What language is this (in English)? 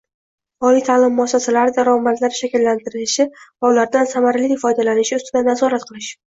Uzbek